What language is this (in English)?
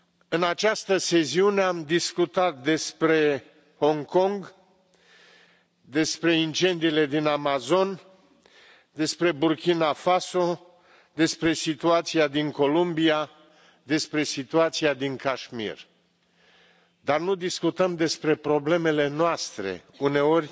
Romanian